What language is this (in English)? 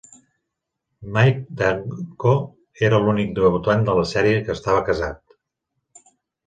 Catalan